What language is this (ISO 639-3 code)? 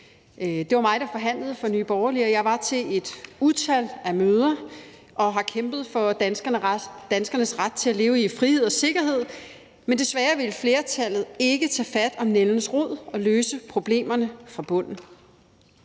dan